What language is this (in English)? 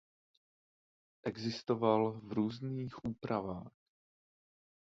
Czech